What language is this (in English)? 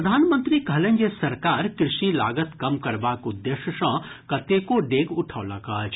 Maithili